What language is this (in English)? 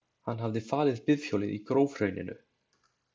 Icelandic